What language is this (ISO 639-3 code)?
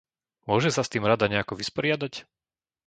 slk